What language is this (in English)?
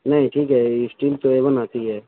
Urdu